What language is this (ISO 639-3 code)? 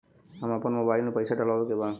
bho